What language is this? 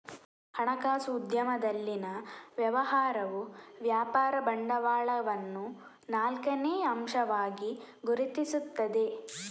Kannada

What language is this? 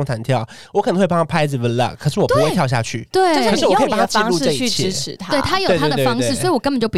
Chinese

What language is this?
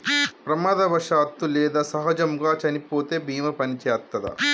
Telugu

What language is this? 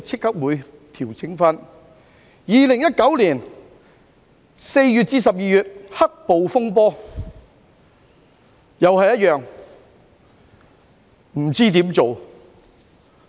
Cantonese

